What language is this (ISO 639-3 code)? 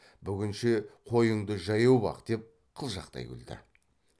kaz